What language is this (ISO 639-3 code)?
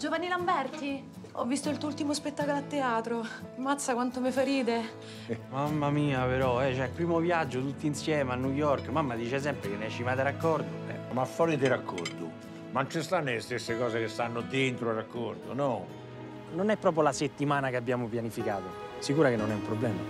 ita